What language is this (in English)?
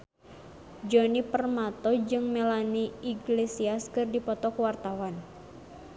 Sundanese